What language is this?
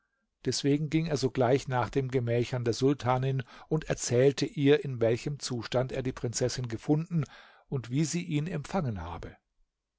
German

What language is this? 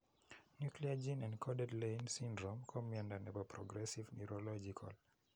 Kalenjin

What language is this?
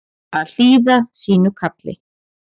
Icelandic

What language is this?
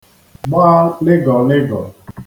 Igbo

